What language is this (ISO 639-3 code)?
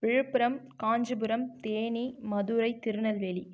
tam